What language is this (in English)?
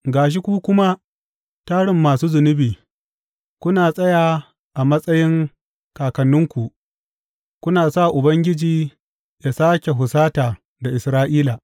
Hausa